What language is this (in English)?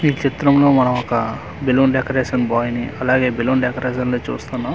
Telugu